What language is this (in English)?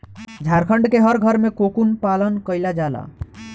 Bhojpuri